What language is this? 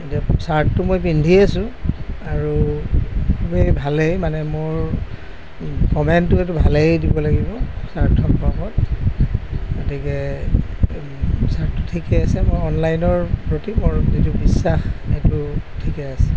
Assamese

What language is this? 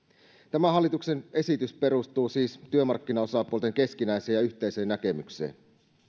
Finnish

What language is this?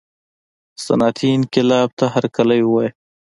Pashto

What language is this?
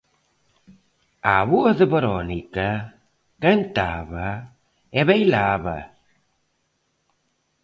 Galician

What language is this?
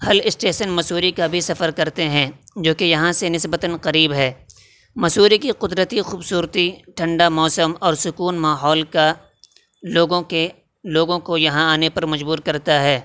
Urdu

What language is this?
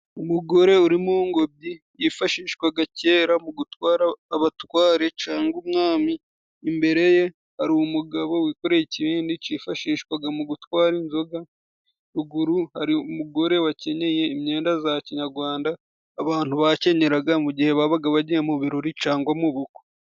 Kinyarwanda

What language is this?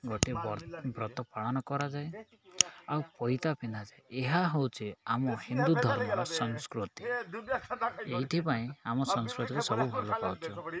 Odia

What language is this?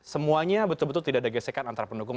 Indonesian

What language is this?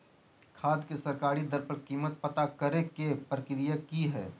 Magahi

